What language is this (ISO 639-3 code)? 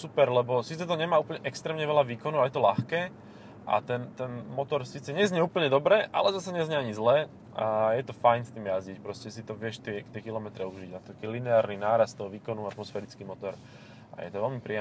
slk